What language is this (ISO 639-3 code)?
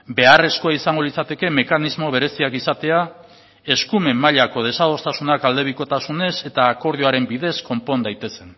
eus